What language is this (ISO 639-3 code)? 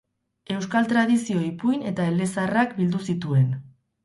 eus